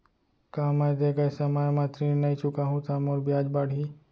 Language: Chhattisgarhi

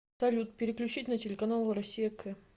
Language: Russian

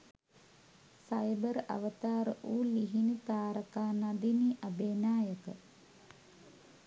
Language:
Sinhala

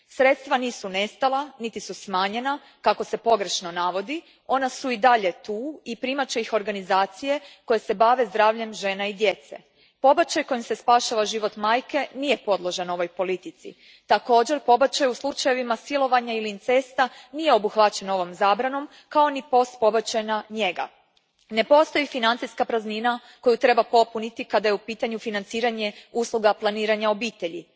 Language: Croatian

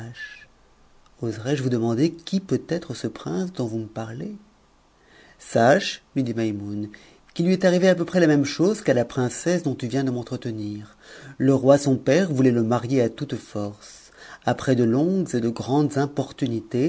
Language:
French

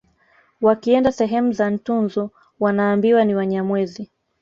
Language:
Swahili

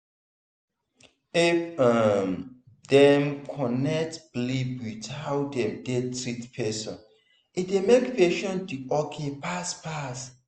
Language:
Nigerian Pidgin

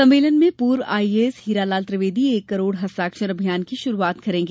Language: Hindi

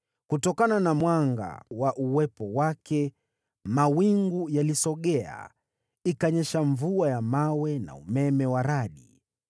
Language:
Swahili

